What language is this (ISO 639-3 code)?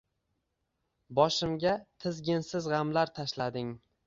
uzb